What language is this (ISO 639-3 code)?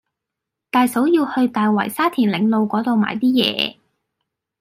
yue